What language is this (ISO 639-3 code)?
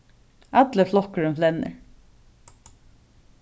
fao